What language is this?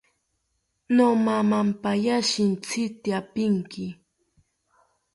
South Ucayali Ashéninka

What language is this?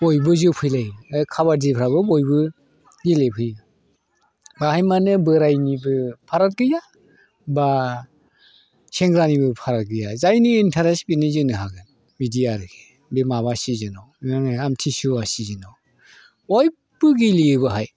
Bodo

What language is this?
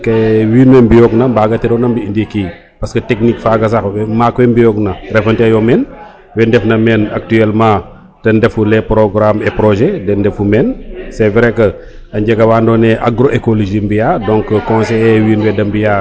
Serer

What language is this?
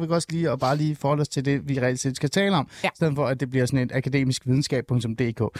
Danish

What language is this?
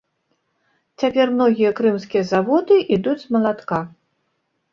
Belarusian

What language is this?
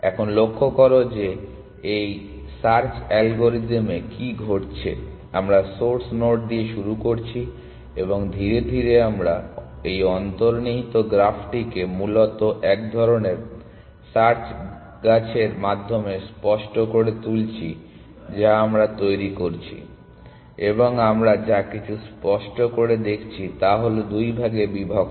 Bangla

